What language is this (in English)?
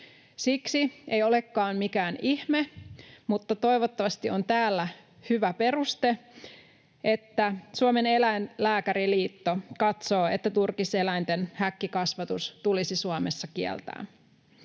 Finnish